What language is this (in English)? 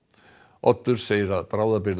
Icelandic